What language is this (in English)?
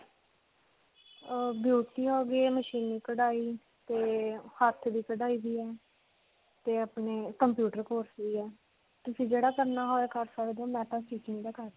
Punjabi